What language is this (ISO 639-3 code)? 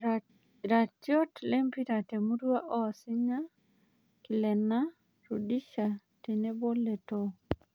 mas